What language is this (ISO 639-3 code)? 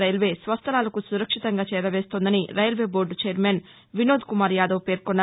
tel